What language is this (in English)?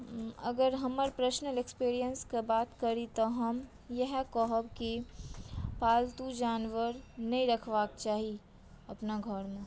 Maithili